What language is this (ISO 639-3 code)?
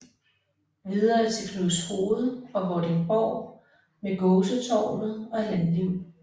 dan